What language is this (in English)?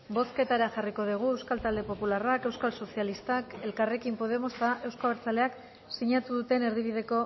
Basque